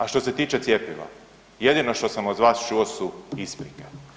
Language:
Croatian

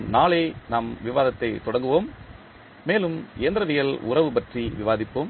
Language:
Tamil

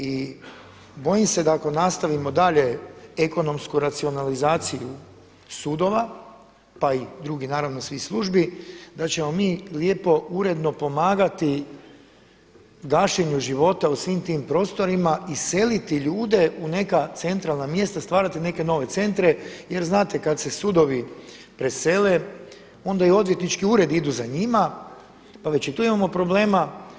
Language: Croatian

